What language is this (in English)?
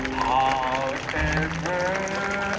Thai